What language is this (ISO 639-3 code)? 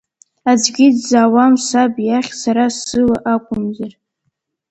abk